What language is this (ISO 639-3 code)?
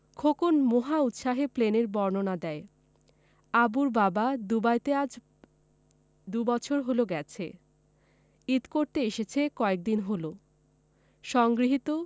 ben